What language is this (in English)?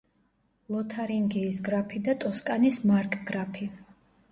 Georgian